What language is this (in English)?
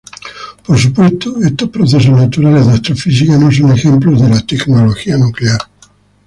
Spanish